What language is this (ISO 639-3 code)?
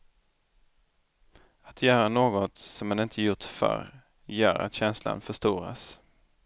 swe